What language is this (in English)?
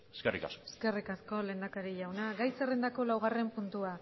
Basque